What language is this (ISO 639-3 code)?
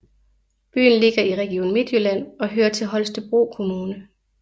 dan